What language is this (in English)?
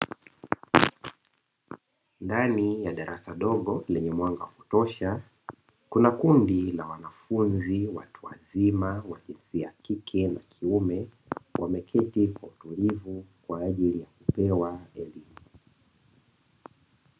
Swahili